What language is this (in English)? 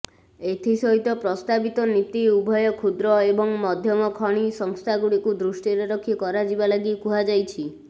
Odia